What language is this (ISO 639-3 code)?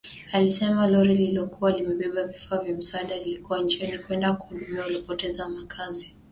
swa